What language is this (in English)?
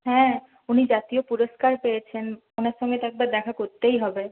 Bangla